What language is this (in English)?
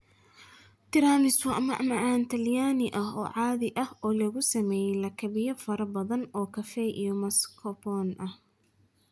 Somali